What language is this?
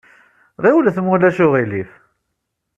Kabyle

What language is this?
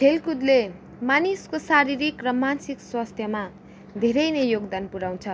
Nepali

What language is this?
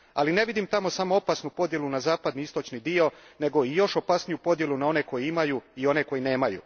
Croatian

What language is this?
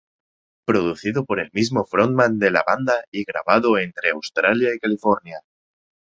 Spanish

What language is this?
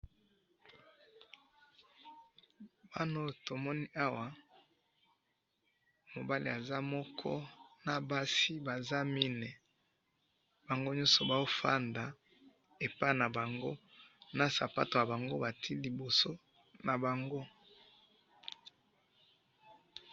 Lingala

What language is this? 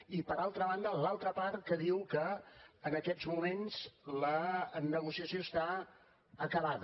Catalan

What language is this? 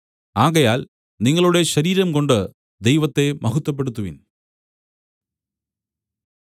Malayalam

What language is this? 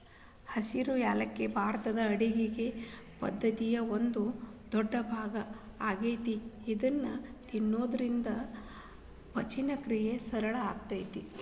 Kannada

